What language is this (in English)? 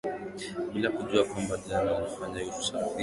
Swahili